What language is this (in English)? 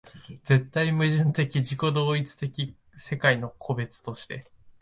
Japanese